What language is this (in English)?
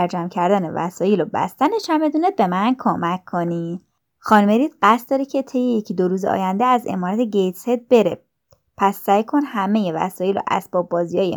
Persian